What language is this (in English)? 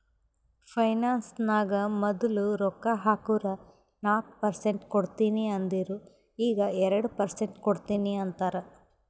Kannada